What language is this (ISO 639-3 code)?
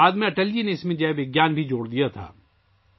urd